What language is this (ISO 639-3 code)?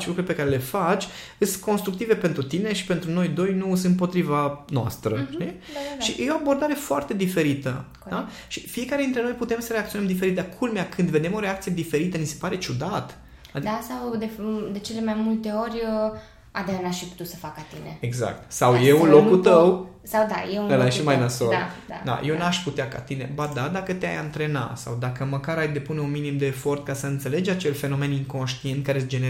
ron